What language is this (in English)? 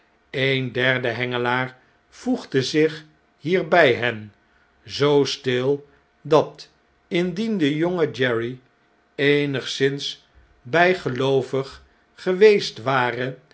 Dutch